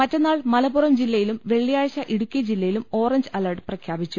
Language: Malayalam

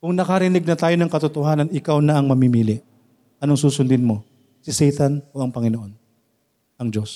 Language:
Filipino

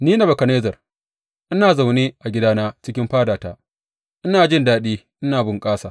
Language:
Hausa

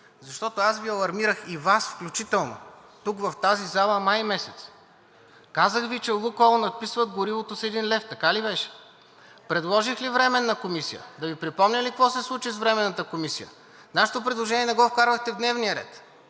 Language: Bulgarian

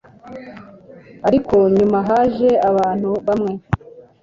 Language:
Kinyarwanda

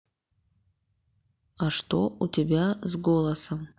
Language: Russian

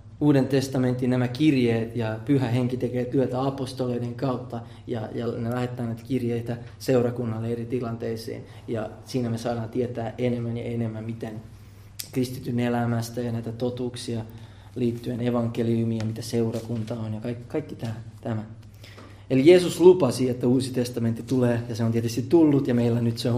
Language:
Finnish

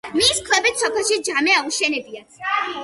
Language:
Georgian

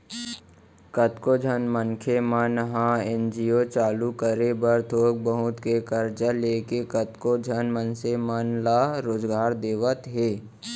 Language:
Chhattisgarhi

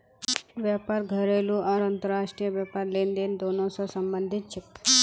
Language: Magahi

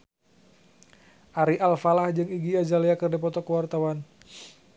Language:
Sundanese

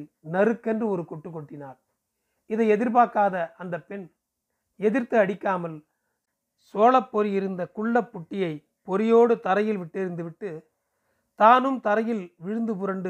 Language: Tamil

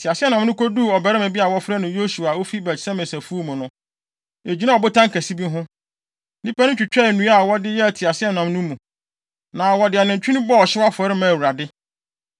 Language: Akan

